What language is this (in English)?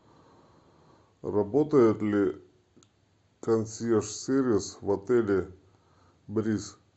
Russian